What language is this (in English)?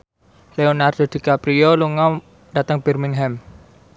Javanese